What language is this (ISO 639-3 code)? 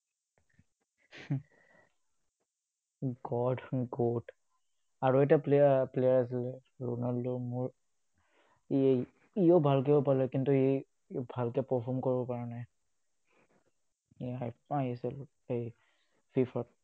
asm